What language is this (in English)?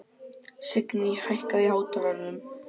Icelandic